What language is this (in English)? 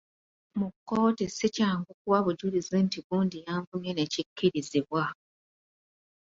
Ganda